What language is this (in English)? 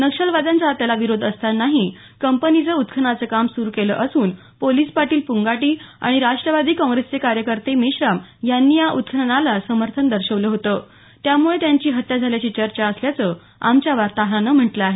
Marathi